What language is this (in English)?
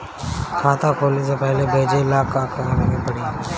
Bhojpuri